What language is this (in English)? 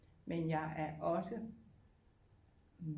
Danish